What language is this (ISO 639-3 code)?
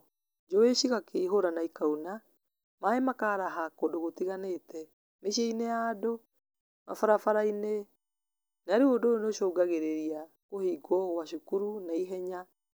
kik